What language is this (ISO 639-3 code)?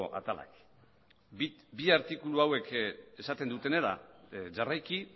eus